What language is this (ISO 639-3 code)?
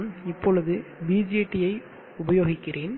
tam